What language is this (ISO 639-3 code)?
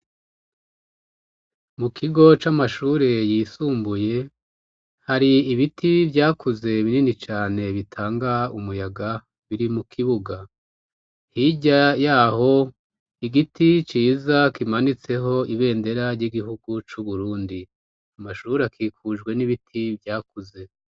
run